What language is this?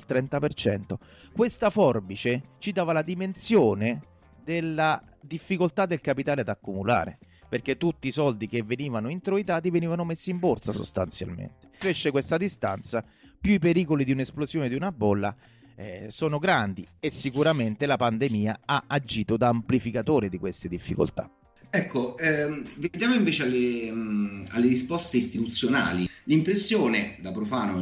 Italian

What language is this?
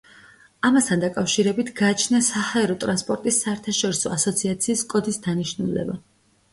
Georgian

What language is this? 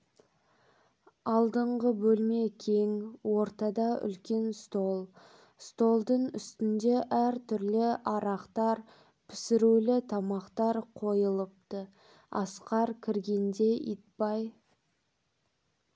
Kazakh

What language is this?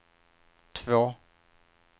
Swedish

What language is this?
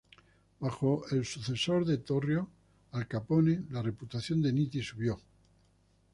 Spanish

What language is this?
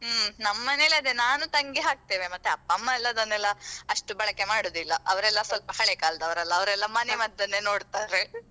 Kannada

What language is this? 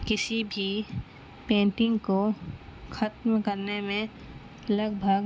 Urdu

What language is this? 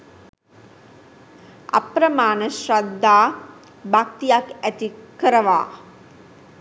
Sinhala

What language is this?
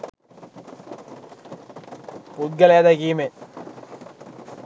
Sinhala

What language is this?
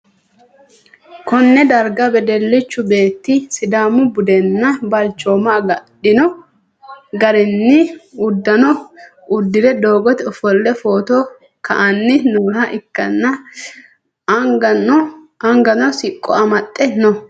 Sidamo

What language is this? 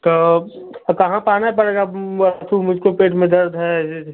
Hindi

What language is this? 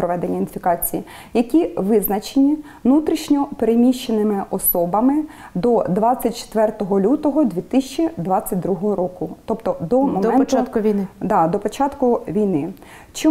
Ukrainian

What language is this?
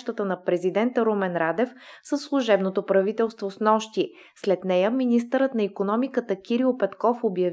Bulgarian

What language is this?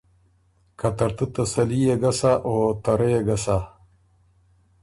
Ormuri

